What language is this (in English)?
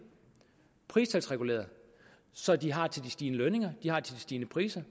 Danish